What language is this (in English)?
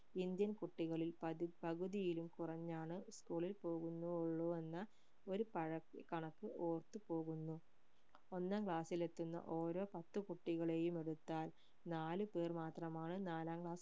Malayalam